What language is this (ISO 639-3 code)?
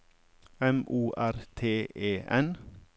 nor